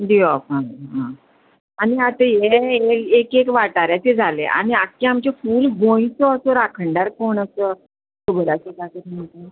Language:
Konkani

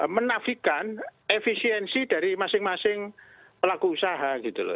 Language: Indonesian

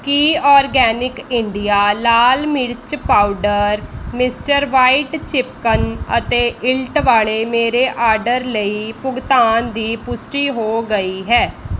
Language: Punjabi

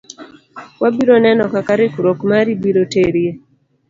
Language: Luo (Kenya and Tanzania)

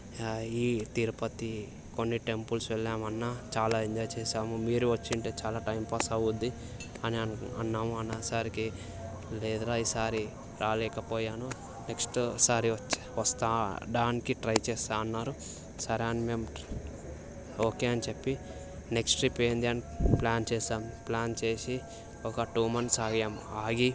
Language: Telugu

